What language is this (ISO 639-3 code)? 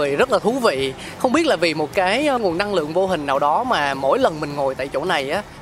vie